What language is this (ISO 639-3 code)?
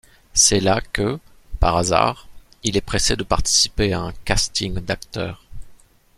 fra